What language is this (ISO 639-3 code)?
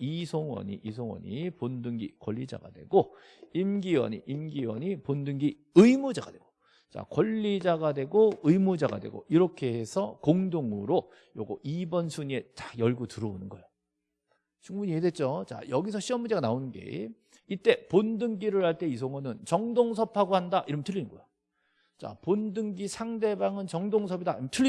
kor